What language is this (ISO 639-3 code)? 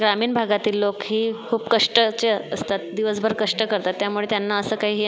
mar